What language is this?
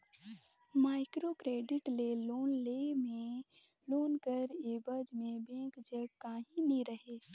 Chhattisgarhi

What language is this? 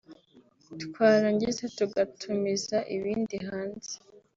Kinyarwanda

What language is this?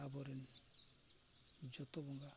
Santali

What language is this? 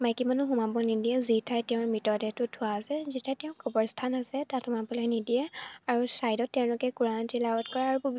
Assamese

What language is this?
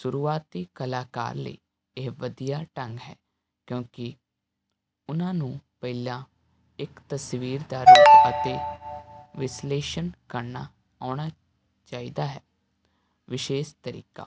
Punjabi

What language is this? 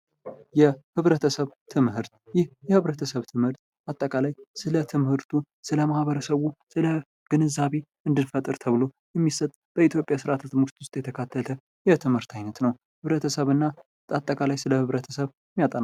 Amharic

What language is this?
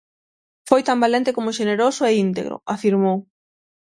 Galician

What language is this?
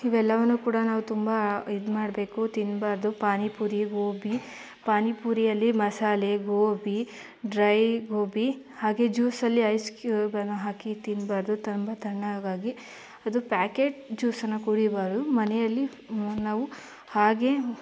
Kannada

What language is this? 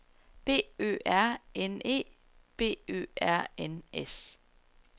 Danish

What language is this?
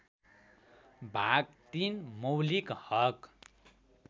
Nepali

